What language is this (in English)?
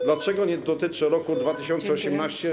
Polish